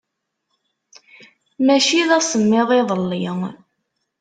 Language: Kabyle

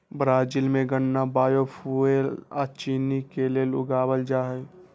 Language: Magahi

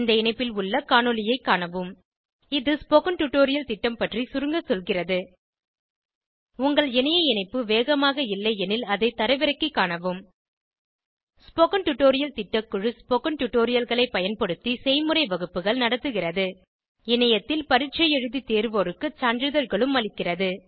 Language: Tamil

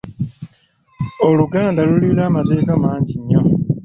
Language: Ganda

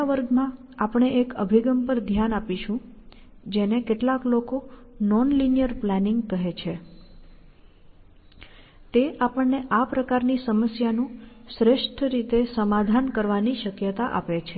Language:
Gujarati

